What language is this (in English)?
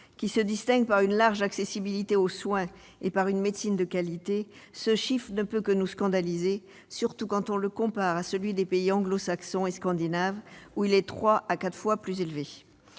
French